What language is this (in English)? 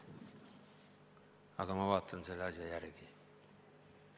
Estonian